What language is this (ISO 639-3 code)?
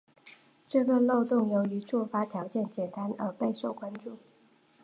zho